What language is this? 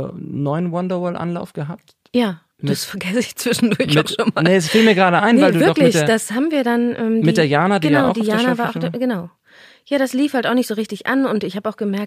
German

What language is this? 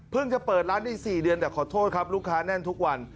Thai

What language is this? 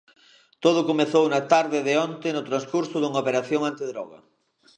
Galician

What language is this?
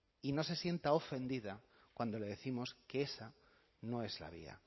Spanish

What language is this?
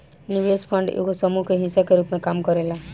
Bhojpuri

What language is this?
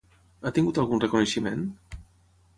Catalan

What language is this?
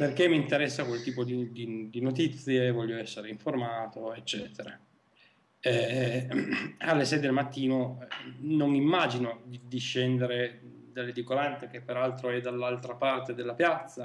Italian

